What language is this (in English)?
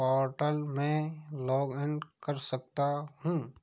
Hindi